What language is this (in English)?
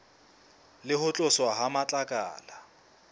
Southern Sotho